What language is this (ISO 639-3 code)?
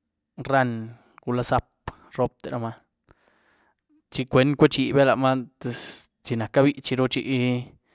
ztu